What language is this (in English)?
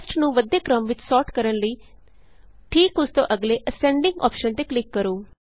Punjabi